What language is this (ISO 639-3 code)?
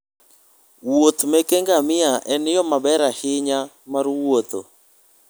luo